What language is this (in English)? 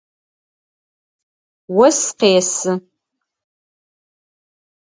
Adyghe